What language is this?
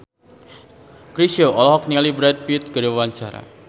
Sundanese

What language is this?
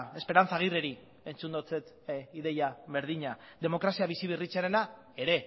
Basque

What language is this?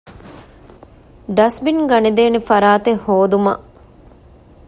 Divehi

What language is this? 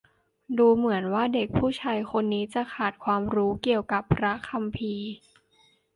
Thai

